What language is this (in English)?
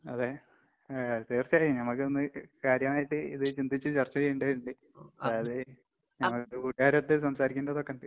Malayalam